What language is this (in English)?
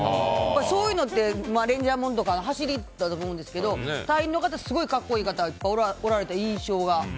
Japanese